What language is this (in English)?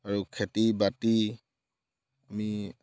Assamese